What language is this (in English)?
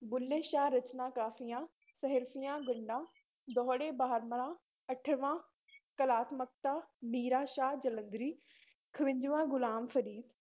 Punjabi